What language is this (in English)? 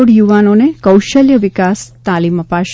Gujarati